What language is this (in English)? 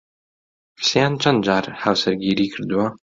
Central Kurdish